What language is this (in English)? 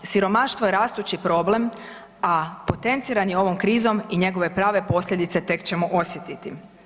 Croatian